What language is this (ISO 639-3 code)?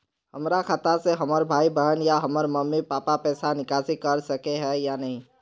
mag